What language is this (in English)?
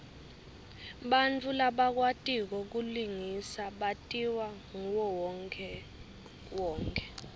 Swati